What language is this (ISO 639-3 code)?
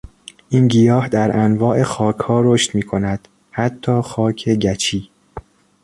fas